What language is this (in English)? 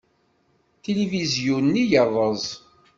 Kabyle